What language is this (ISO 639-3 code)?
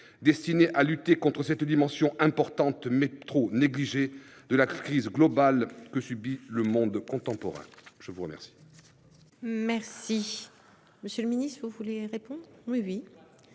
fra